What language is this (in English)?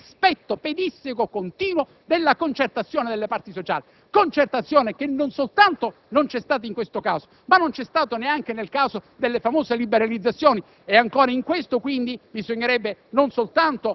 Italian